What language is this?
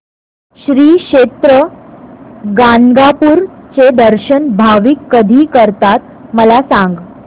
Marathi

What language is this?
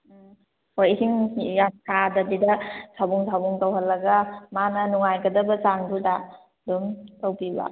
Manipuri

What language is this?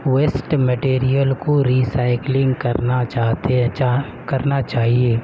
Urdu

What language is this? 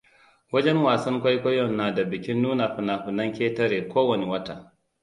Hausa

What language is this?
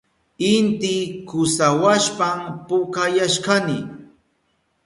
Southern Pastaza Quechua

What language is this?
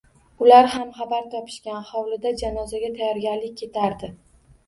Uzbek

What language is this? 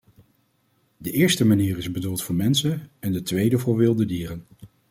Dutch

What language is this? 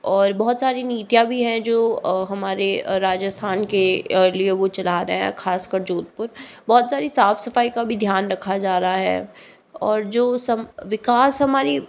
Hindi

